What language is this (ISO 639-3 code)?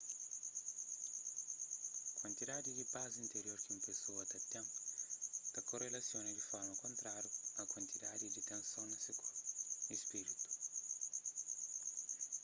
kea